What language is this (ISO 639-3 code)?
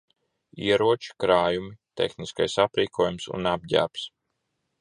lav